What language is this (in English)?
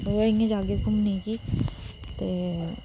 Dogri